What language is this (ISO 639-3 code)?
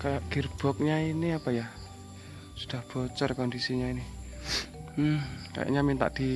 ind